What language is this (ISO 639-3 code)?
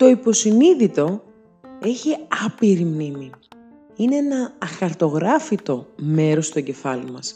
ell